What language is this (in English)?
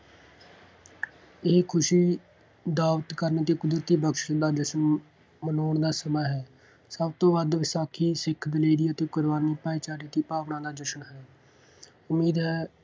Punjabi